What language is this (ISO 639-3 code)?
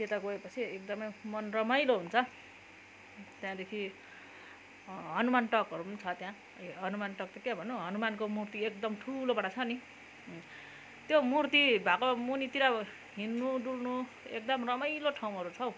nep